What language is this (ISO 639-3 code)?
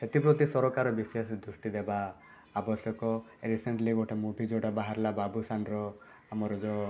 ori